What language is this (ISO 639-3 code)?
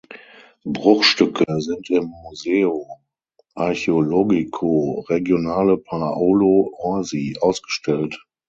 deu